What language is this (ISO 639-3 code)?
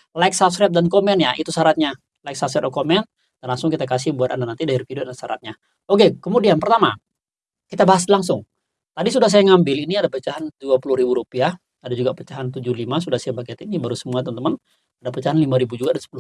ind